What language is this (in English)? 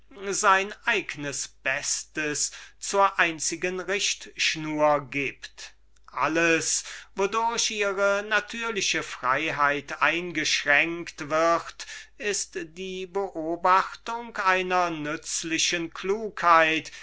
German